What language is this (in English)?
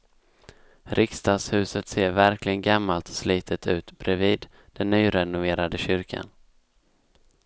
Swedish